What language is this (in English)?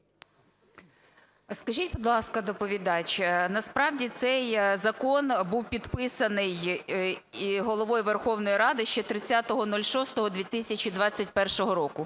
Ukrainian